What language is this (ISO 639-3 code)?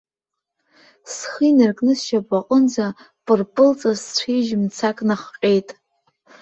abk